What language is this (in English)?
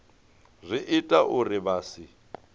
Venda